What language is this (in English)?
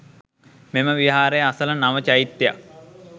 Sinhala